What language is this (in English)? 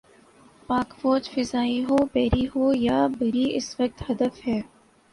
Urdu